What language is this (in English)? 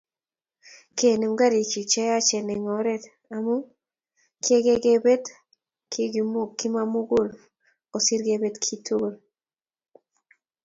Kalenjin